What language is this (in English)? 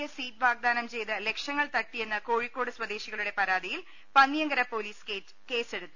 Malayalam